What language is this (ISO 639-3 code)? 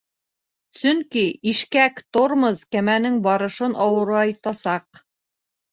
bak